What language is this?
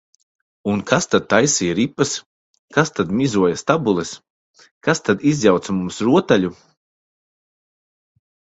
Latvian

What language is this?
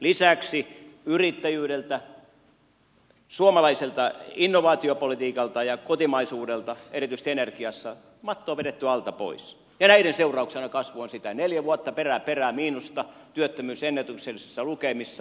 Finnish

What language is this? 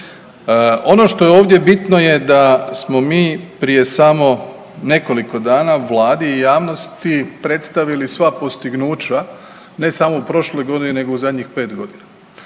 Croatian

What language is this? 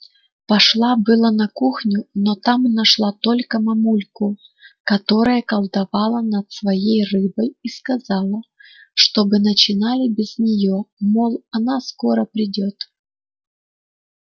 Russian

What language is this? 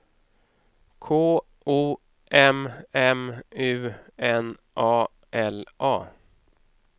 Swedish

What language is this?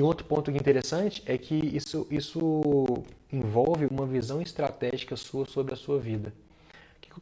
Portuguese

